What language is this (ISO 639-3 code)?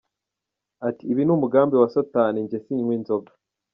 kin